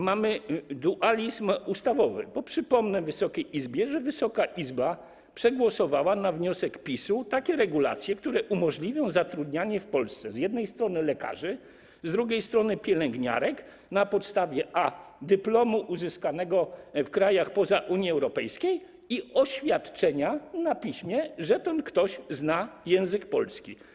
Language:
Polish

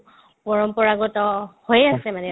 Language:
Assamese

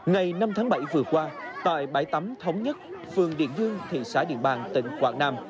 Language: Vietnamese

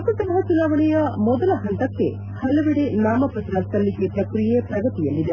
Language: Kannada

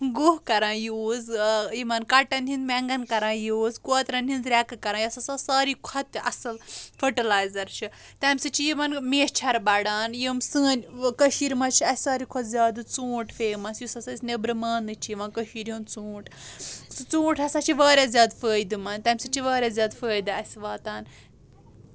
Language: Kashmiri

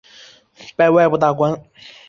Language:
Chinese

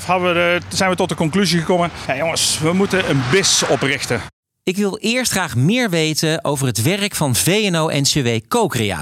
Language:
Dutch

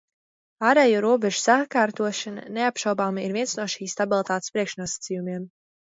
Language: Latvian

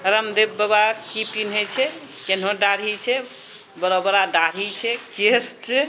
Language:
Maithili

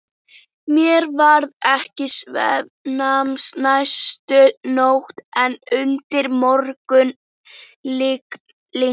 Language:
Icelandic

